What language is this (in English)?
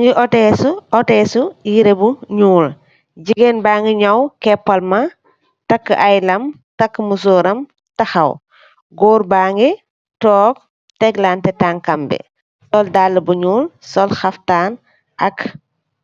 Wolof